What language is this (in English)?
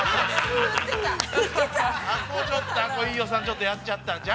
Japanese